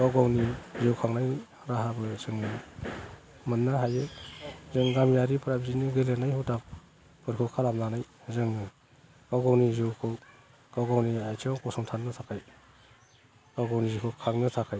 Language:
Bodo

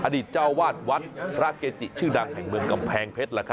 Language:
Thai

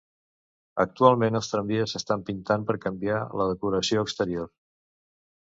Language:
Catalan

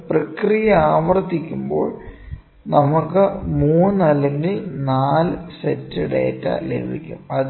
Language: Malayalam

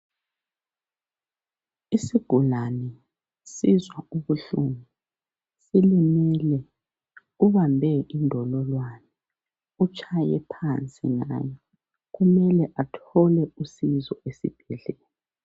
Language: North Ndebele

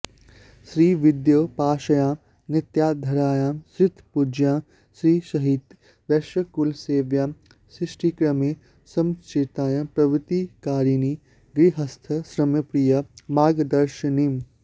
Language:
Sanskrit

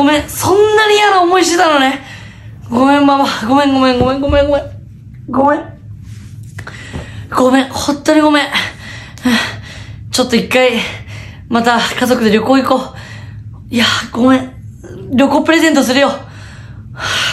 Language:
Japanese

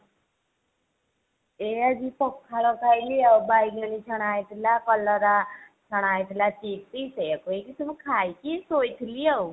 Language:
Odia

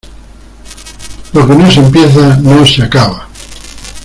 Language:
Spanish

